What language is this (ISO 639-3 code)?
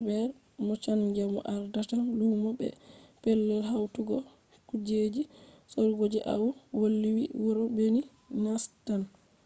ful